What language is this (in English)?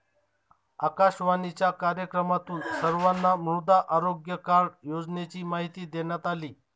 Marathi